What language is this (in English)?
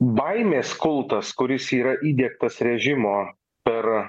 Lithuanian